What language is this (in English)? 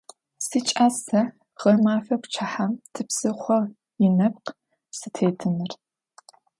Adyghe